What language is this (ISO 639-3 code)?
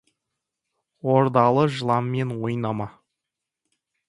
kaz